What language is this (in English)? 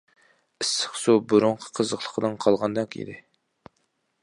Uyghur